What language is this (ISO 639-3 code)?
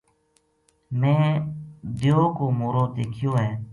gju